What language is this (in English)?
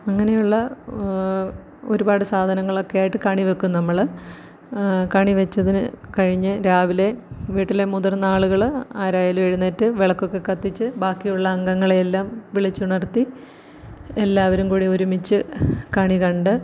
Malayalam